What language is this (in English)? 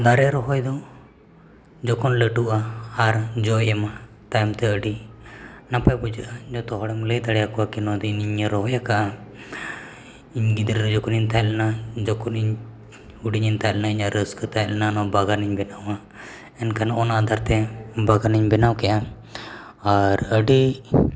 Santali